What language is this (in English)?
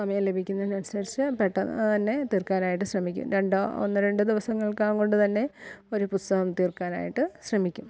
Malayalam